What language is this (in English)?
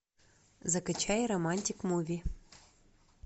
Russian